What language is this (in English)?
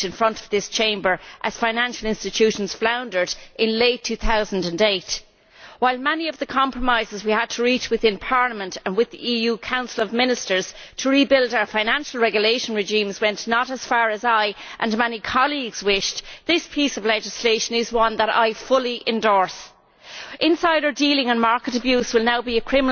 English